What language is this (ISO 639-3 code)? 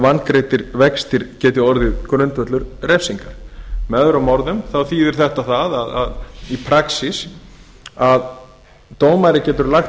isl